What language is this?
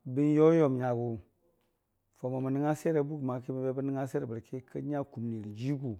Dijim-Bwilim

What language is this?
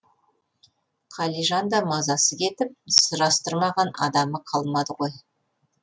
Kazakh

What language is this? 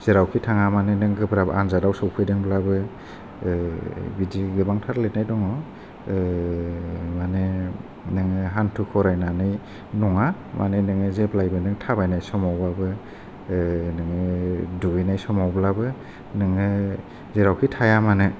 Bodo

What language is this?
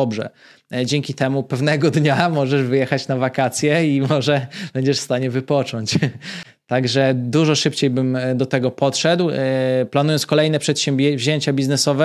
Polish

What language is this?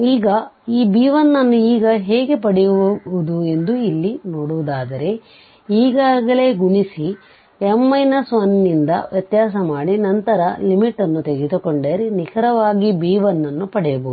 Kannada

